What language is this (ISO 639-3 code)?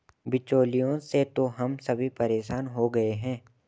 hin